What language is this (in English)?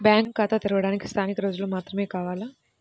Telugu